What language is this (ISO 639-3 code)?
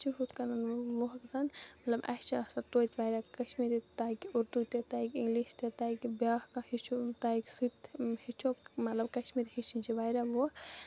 kas